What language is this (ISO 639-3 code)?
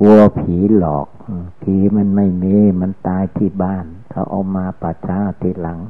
tha